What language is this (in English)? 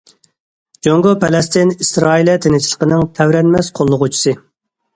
Uyghur